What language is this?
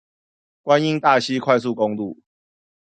Chinese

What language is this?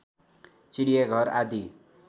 Nepali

